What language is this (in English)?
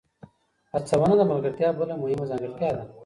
Pashto